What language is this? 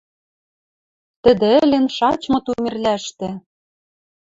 Western Mari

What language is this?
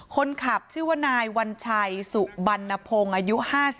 Thai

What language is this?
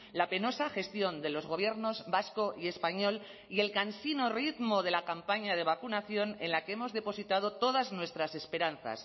Spanish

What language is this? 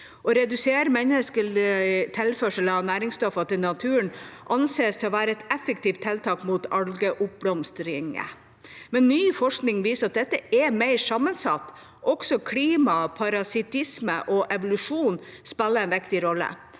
Norwegian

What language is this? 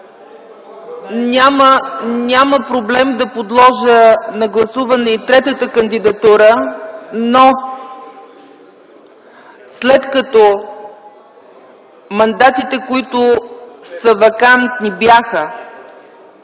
Bulgarian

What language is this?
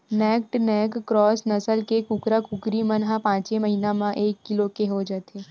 Chhattisgarhi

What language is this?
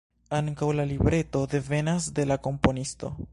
Esperanto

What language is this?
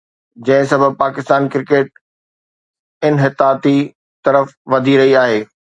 Sindhi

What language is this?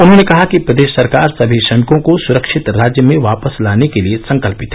Hindi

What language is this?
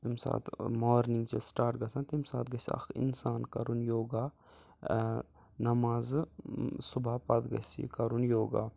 Kashmiri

